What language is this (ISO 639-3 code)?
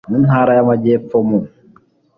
kin